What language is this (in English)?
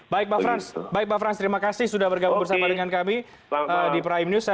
Indonesian